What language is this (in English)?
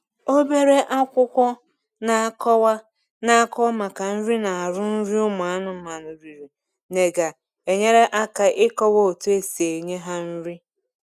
Igbo